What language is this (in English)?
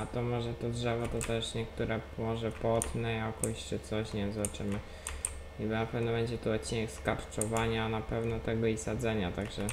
Polish